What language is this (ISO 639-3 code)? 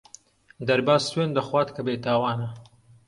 ckb